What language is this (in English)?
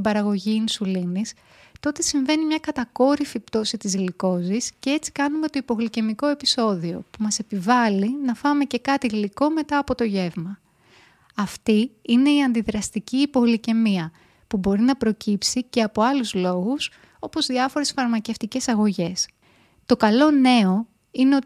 Greek